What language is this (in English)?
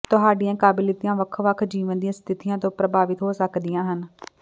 Punjabi